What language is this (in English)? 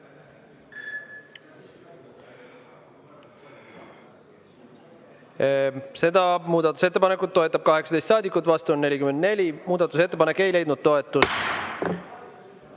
Estonian